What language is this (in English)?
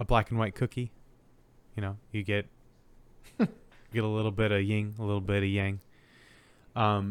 English